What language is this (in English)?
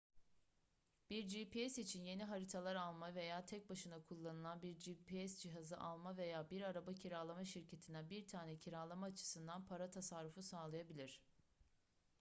Turkish